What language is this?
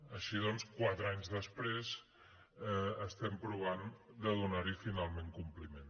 Catalan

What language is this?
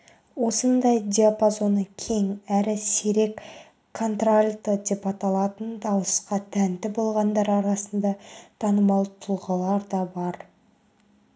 Kazakh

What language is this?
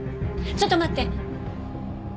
Japanese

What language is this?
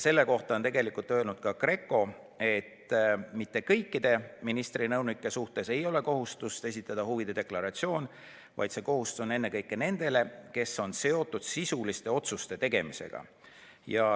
Estonian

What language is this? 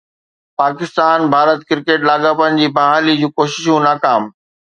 Sindhi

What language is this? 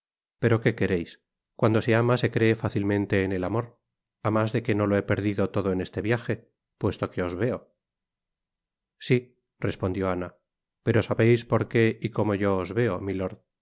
Spanish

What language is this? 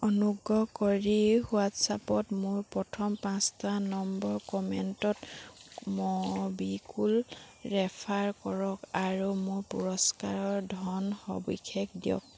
Assamese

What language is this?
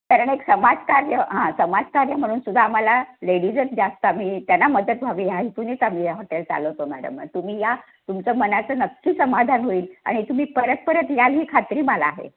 Marathi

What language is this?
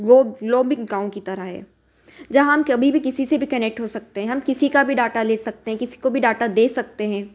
Hindi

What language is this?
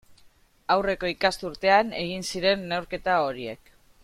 Basque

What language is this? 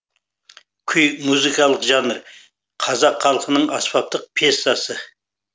Kazakh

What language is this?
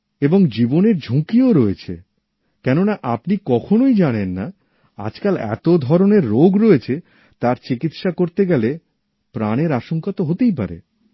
Bangla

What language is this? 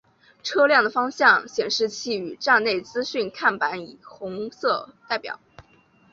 Chinese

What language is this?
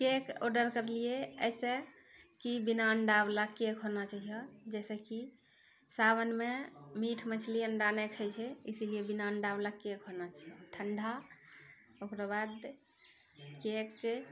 Maithili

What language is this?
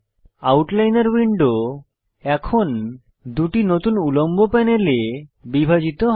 Bangla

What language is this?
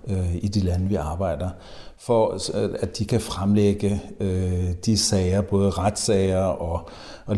Danish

